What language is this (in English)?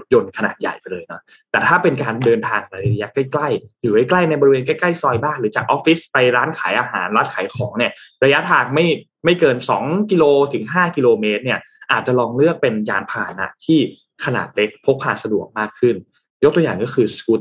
Thai